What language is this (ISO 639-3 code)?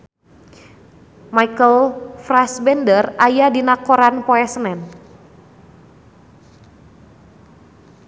sun